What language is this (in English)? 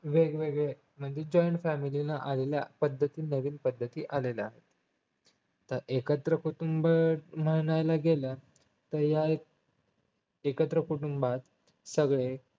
Marathi